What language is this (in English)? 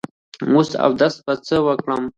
Pashto